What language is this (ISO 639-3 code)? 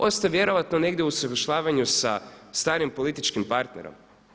hrv